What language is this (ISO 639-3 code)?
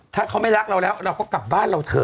tha